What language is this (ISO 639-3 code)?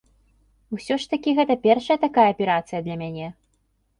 bel